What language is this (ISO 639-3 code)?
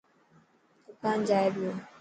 mki